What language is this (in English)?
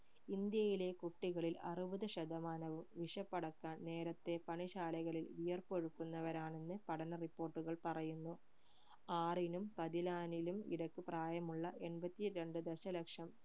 Malayalam